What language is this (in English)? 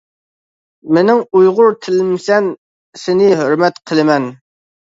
Uyghur